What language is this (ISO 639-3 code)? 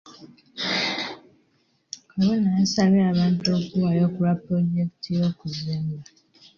lug